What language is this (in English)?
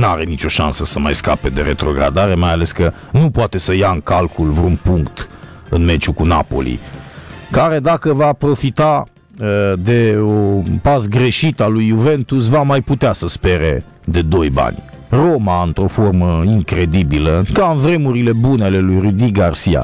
Romanian